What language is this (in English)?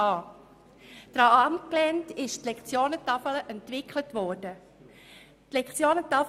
Swiss German